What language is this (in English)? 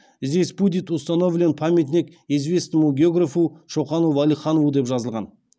Kazakh